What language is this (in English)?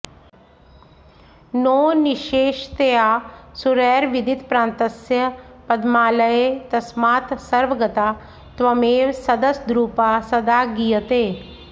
Sanskrit